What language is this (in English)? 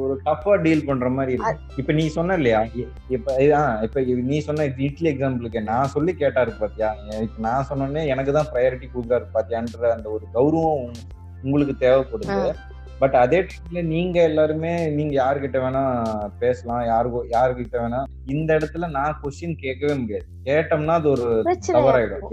Tamil